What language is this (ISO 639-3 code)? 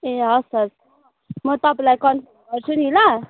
nep